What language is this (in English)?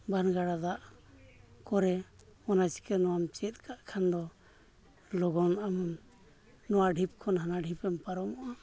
Santali